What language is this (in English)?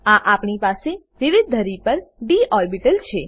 Gujarati